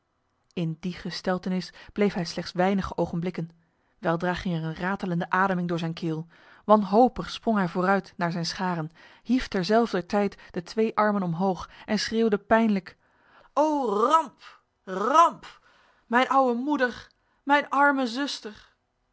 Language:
Dutch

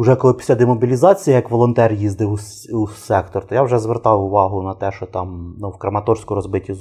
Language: Ukrainian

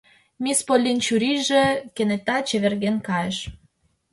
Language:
Mari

